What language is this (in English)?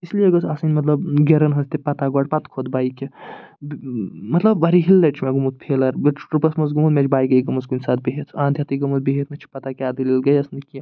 Kashmiri